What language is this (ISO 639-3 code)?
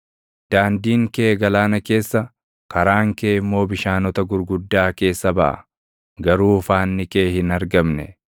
orm